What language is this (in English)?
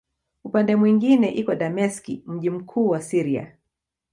Swahili